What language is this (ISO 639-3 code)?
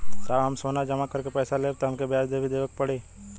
bho